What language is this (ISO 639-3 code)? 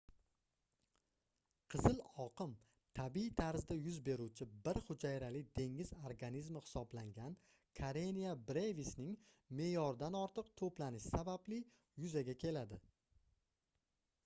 uzb